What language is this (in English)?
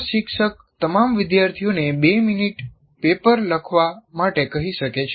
Gujarati